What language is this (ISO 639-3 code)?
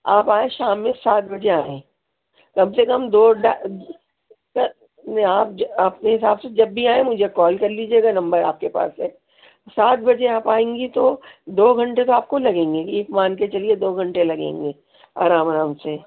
urd